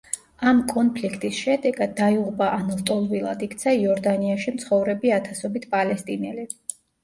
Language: Georgian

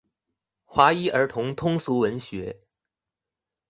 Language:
Chinese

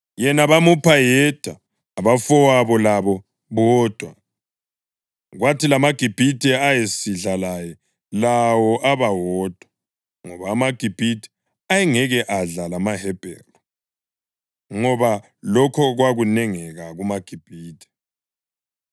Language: North Ndebele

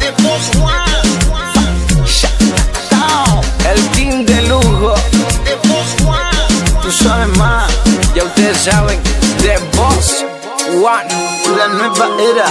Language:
Romanian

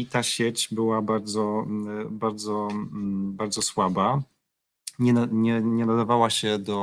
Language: Polish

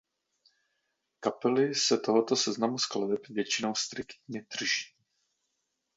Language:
Czech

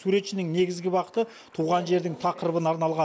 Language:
Kazakh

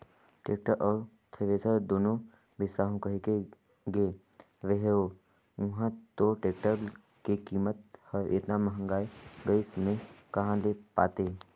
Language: Chhattisgarhi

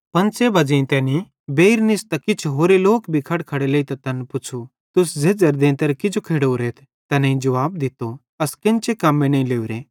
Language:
Bhadrawahi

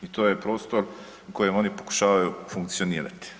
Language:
Croatian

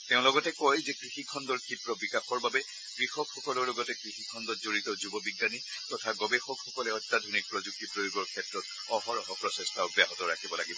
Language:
Assamese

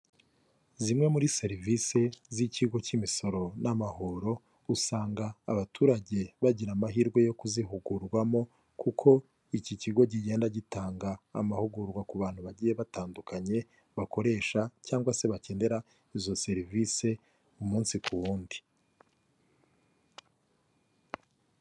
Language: Kinyarwanda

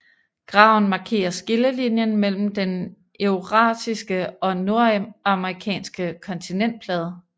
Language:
Danish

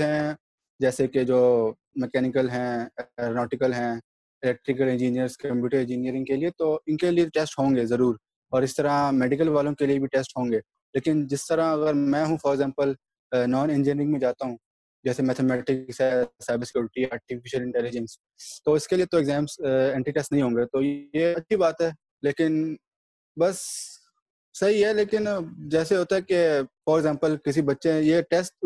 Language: Urdu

